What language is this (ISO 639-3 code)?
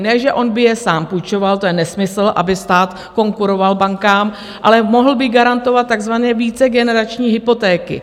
ces